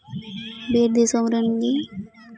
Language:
Santali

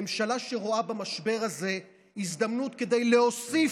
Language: Hebrew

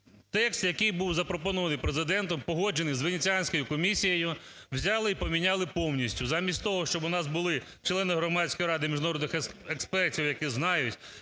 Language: Ukrainian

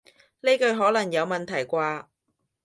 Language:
Cantonese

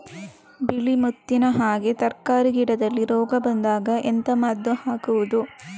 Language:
Kannada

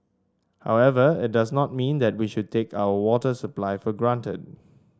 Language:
English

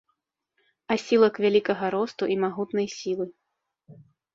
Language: Belarusian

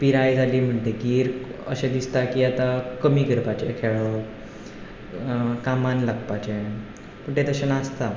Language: Konkani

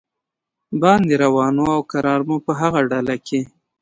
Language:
Pashto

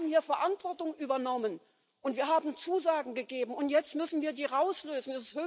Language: German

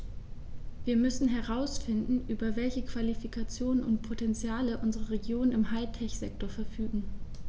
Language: German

